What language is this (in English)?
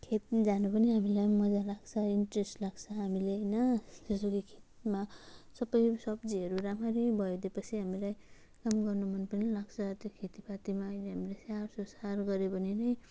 Nepali